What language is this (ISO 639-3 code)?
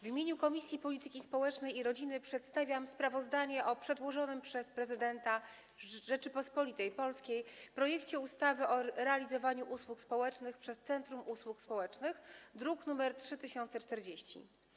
pol